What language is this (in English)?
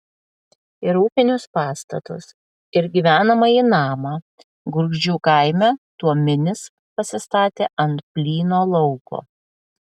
Lithuanian